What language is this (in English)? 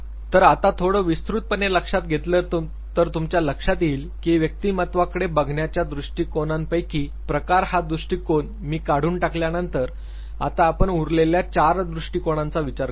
Marathi